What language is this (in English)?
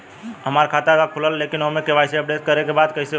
Bhojpuri